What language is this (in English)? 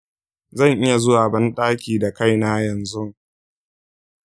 Hausa